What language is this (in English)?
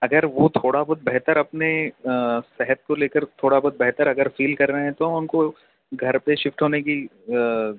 Urdu